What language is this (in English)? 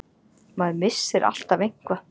Icelandic